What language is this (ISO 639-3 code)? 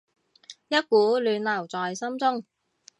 yue